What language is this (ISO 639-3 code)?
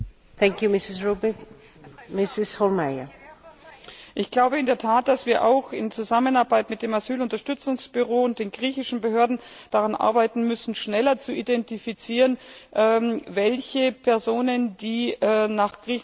deu